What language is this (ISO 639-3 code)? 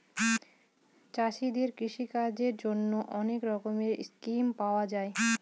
ben